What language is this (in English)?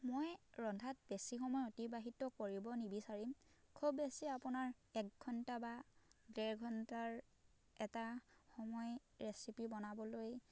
Assamese